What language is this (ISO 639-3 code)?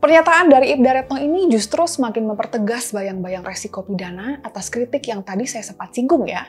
ind